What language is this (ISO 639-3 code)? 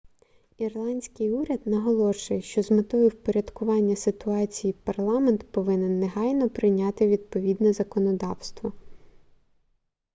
ukr